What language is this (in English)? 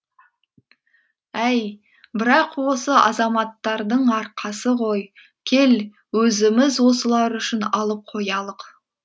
Kazakh